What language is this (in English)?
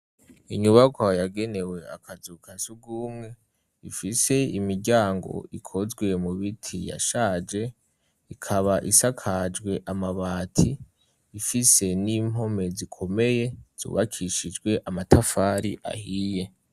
Rundi